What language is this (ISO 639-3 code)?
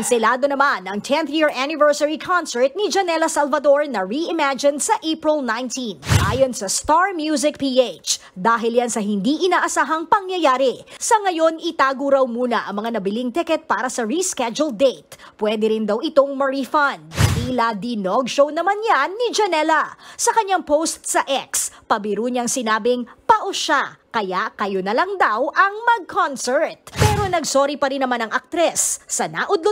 fil